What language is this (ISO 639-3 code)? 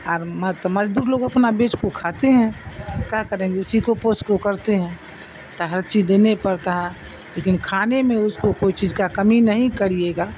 urd